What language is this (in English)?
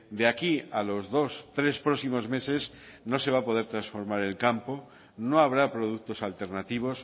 Spanish